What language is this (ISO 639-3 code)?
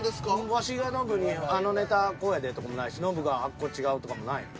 jpn